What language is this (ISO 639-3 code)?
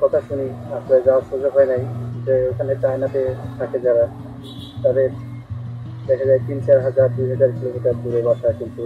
ben